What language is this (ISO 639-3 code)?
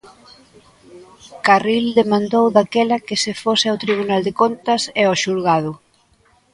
glg